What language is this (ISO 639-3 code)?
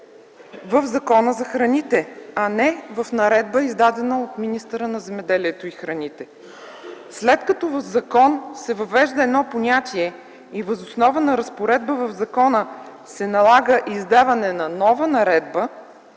bul